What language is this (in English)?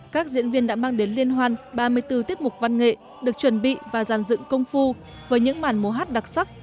Vietnamese